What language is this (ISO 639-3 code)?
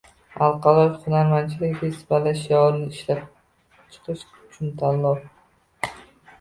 uzb